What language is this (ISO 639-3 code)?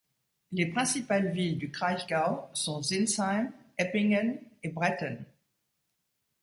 fra